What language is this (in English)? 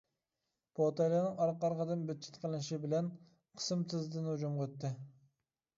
Uyghur